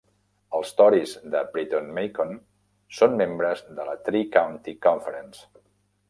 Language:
Catalan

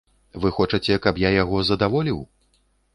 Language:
Belarusian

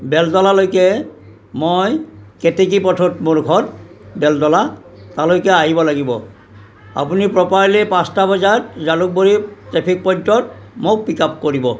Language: Assamese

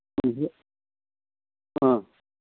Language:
Bodo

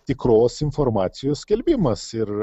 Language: Lithuanian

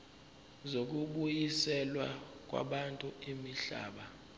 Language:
Zulu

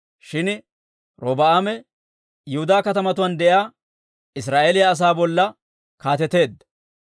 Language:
Dawro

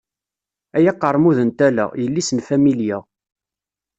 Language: Kabyle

